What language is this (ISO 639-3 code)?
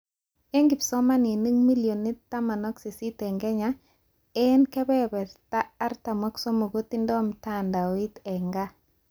kln